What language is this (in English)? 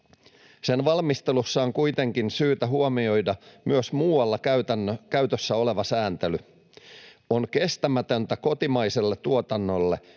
Finnish